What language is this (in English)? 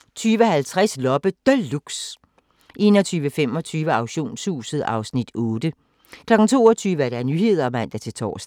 Danish